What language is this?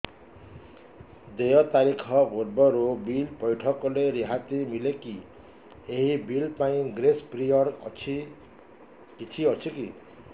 Odia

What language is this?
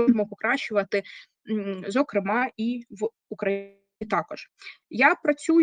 Ukrainian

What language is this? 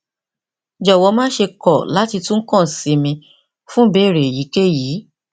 Yoruba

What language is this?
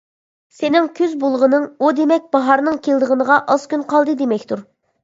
Uyghur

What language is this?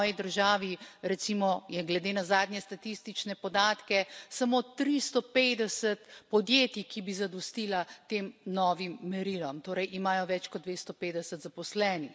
Slovenian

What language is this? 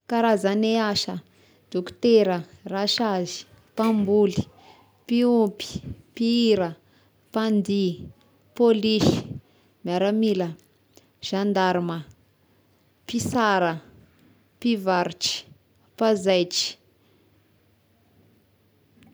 Tesaka Malagasy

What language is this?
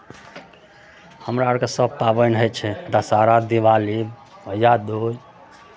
Maithili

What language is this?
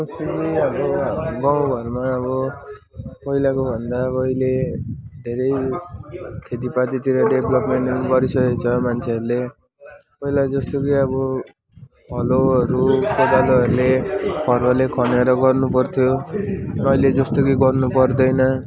Nepali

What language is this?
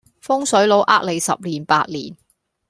Cantonese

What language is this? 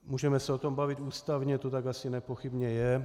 Czech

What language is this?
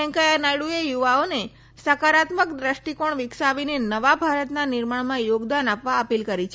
Gujarati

